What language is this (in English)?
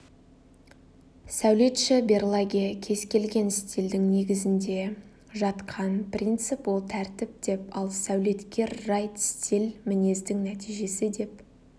Kazakh